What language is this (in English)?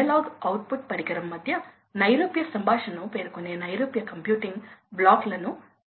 Telugu